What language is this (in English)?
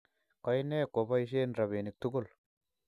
Kalenjin